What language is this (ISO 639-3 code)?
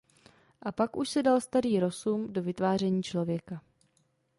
ces